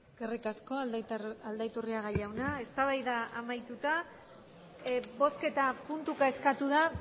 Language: Basque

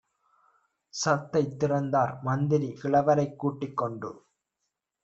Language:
Tamil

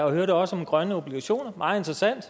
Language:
Danish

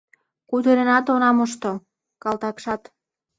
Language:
Mari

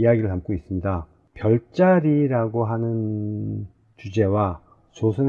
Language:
Korean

